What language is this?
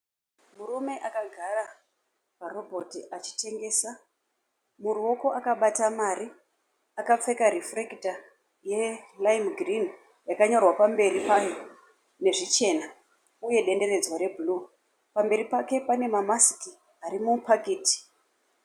Shona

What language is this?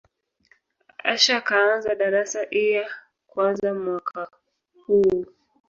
Swahili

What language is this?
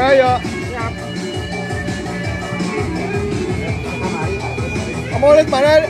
Indonesian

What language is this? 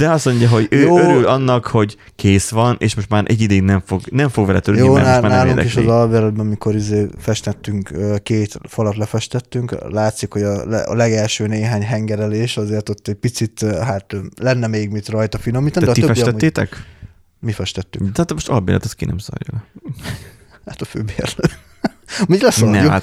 Hungarian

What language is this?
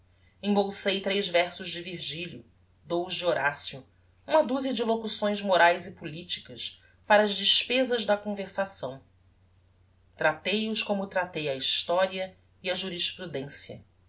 Portuguese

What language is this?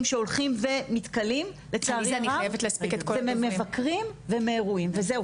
Hebrew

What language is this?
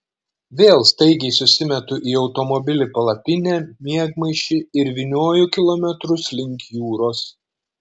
Lithuanian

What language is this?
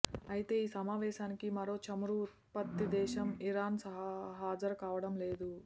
Telugu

